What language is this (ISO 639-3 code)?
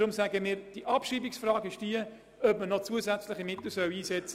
gsw